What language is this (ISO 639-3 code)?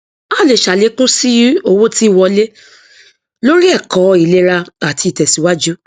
yor